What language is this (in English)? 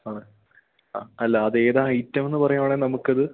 Malayalam